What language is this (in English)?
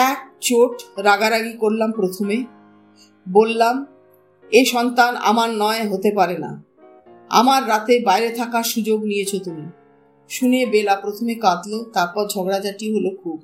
Bangla